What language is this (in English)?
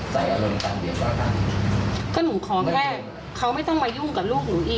Thai